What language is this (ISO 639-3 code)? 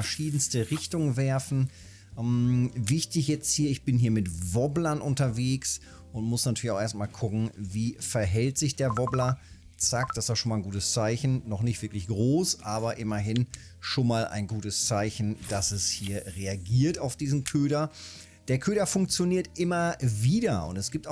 deu